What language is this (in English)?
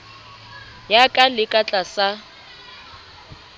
Southern Sotho